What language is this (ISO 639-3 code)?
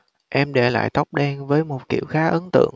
vie